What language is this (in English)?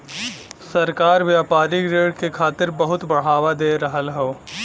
Bhojpuri